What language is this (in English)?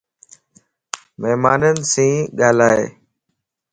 Lasi